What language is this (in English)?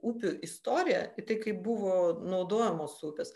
Lithuanian